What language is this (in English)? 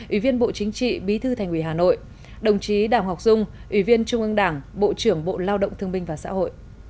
Vietnamese